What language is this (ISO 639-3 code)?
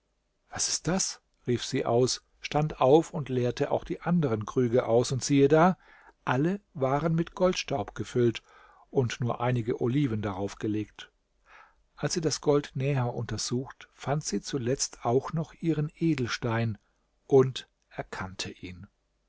deu